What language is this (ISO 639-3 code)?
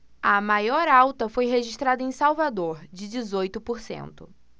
por